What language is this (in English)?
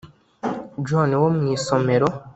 Kinyarwanda